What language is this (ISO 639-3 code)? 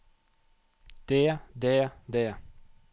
nor